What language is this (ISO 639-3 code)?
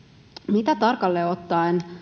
fin